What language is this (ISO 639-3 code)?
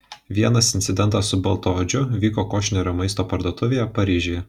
lit